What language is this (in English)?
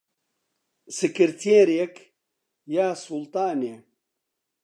Central Kurdish